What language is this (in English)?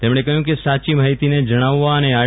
Gujarati